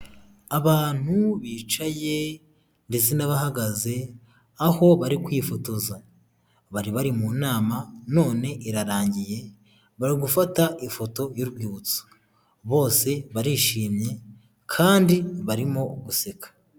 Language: Kinyarwanda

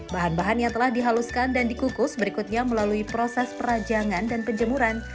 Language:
Indonesian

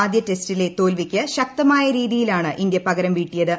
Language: Malayalam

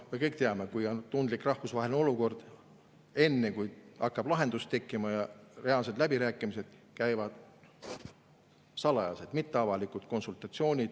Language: Estonian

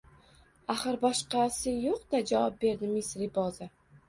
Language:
Uzbek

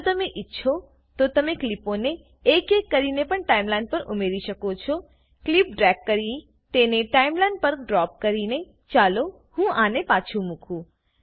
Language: Gujarati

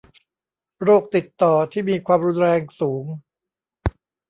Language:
Thai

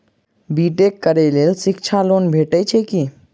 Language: Maithili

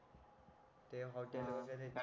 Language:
Marathi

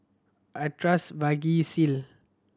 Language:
English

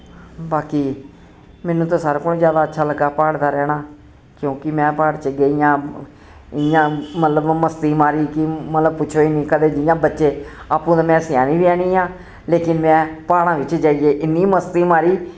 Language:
Dogri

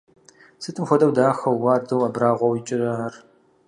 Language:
Kabardian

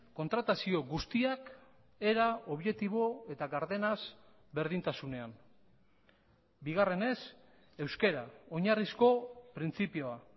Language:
Basque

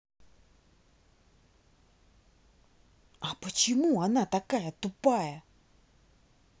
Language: Russian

